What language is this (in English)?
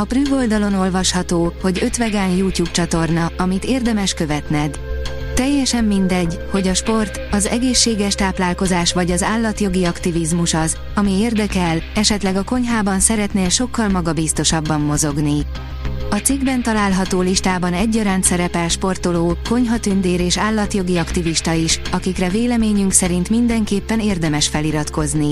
Hungarian